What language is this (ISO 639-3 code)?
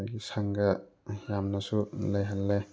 mni